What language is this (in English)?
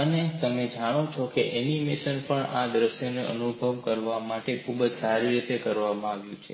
Gujarati